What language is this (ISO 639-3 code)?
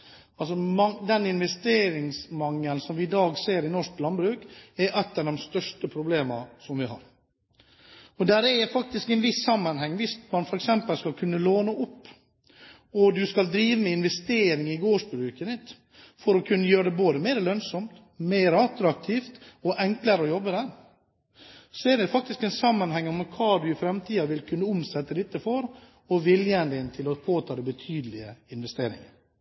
nob